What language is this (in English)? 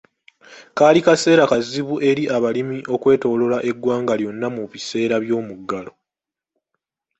Ganda